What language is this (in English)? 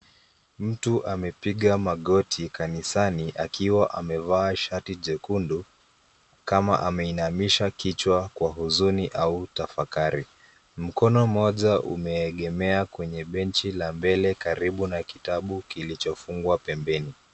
Swahili